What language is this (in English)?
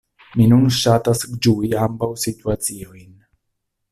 Esperanto